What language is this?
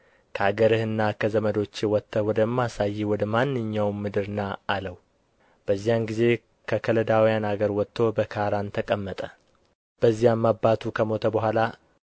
Amharic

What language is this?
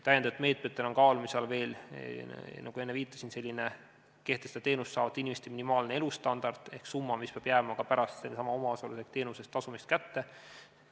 Estonian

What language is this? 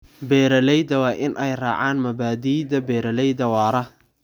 Somali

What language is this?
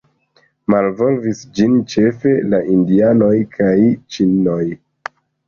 Esperanto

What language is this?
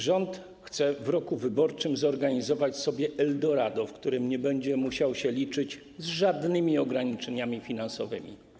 Polish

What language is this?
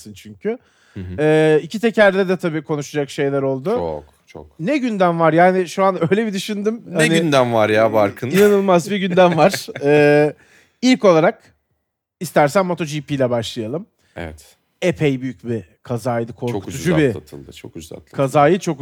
Turkish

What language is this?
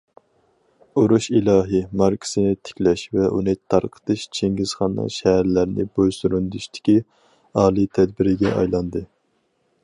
Uyghur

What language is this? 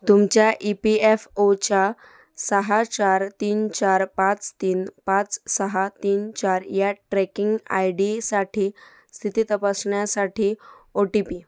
Marathi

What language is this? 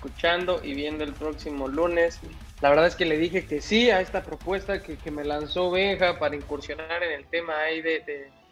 Spanish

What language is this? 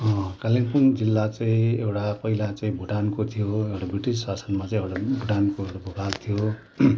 Nepali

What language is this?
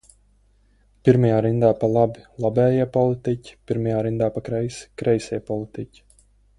Latvian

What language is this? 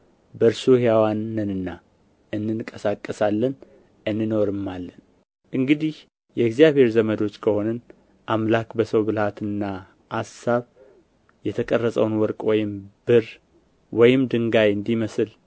Amharic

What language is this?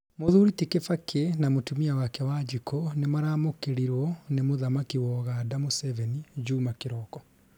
Kikuyu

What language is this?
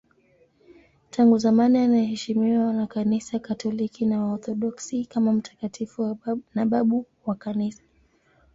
Swahili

